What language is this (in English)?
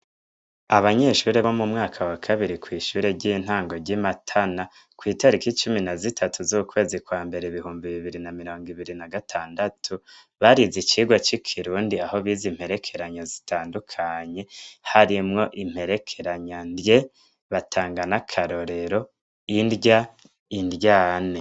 Rundi